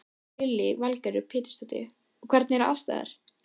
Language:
Icelandic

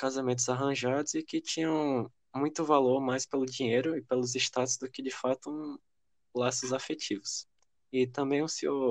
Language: Portuguese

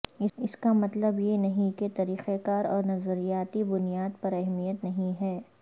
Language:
Urdu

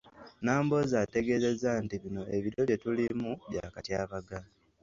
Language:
Ganda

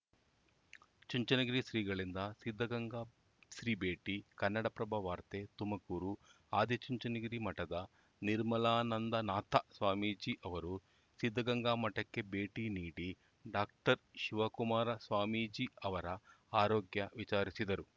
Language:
Kannada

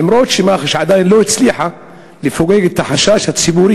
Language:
Hebrew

